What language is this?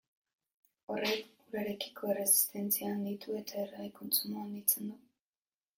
Basque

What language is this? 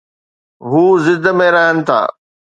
Sindhi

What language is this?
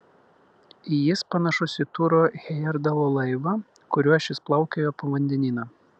Lithuanian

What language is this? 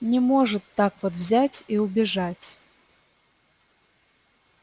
Russian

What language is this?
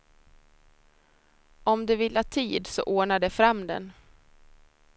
Swedish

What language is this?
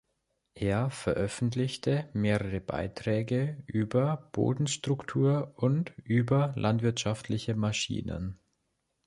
German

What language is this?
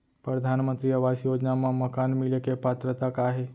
Chhattisgarhi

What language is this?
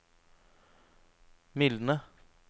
Norwegian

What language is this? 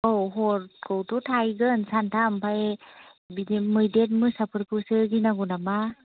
Bodo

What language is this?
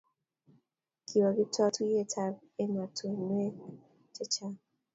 Kalenjin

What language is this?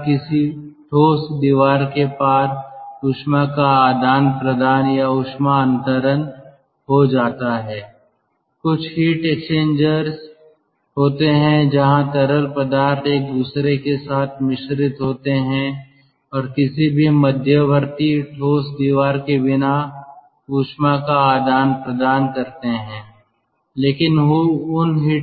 Hindi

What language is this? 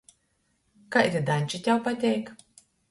Latgalian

